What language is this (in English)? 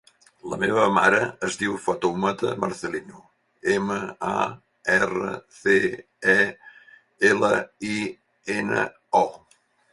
Catalan